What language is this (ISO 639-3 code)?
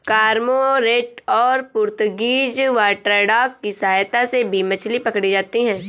hin